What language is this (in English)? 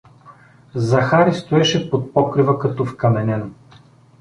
Bulgarian